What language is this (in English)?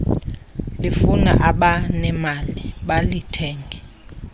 Xhosa